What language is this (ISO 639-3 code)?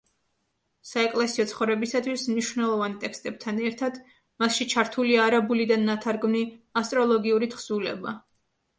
kat